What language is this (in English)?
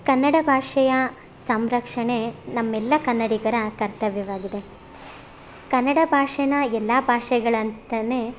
Kannada